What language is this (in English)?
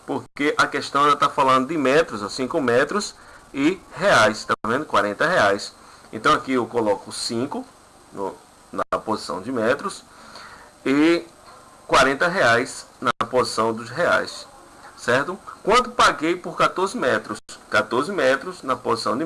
Portuguese